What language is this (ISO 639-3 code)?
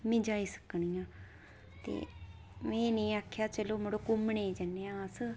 doi